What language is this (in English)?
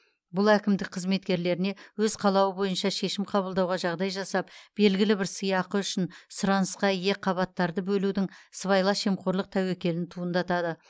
Kazakh